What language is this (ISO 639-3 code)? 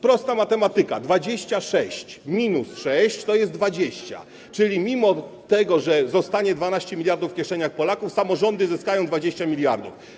pol